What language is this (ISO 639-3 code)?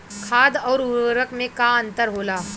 bho